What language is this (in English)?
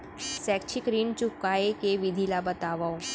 Chhattisgarhi